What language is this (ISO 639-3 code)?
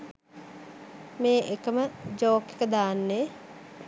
sin